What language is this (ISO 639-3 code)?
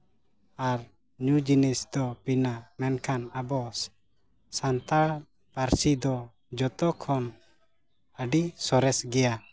sat